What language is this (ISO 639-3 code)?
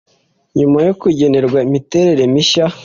kin